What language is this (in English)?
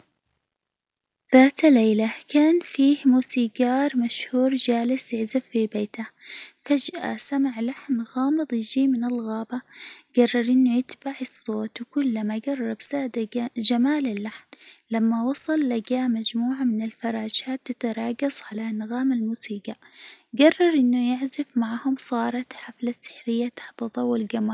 Hijazi Arabic